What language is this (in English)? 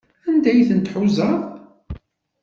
Kabyle